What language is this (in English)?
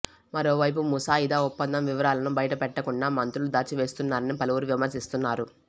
Telugu